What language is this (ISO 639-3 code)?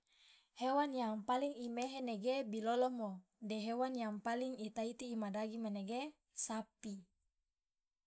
loa